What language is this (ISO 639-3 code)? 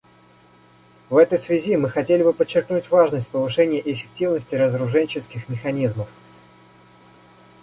rus